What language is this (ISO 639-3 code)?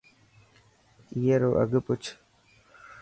mki